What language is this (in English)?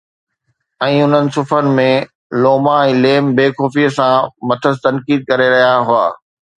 Sindhi